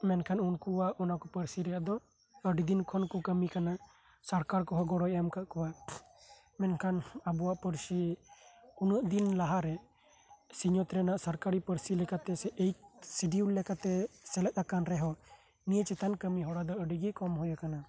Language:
Santali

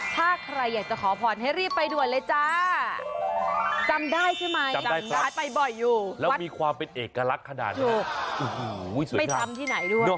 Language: Thai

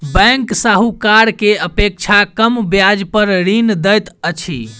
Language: Maithili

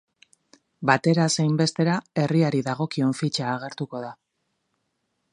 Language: Basque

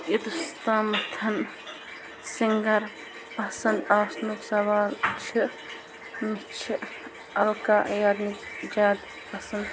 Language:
Kashmiri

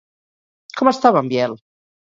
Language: Catalan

